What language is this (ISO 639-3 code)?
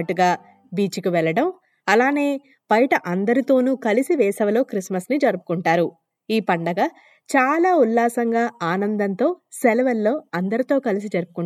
tel